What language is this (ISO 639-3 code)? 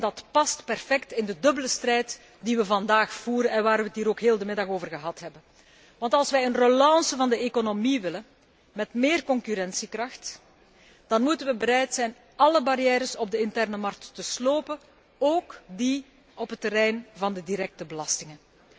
nld